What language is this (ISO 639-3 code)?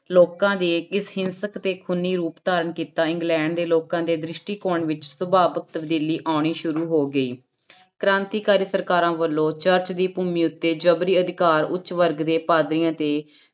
pan